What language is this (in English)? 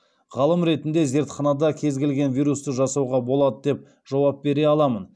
Kazakh